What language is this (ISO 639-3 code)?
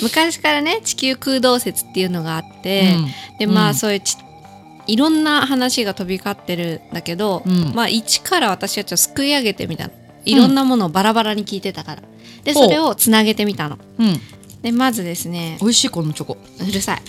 jpn